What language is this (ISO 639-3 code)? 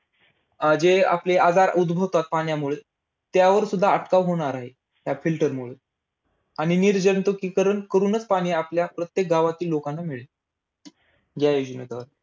mar